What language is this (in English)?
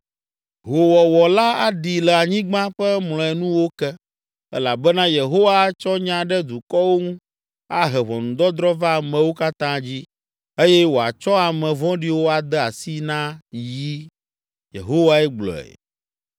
Ewe